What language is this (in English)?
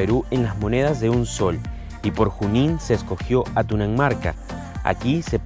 Spanish